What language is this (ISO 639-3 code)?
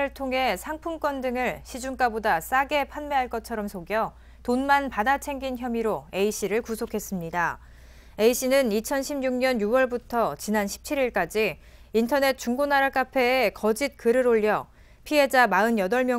kor